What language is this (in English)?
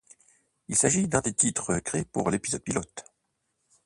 French